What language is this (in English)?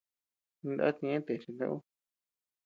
Tepeuxila Cuicatec